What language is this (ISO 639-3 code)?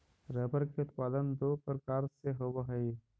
mag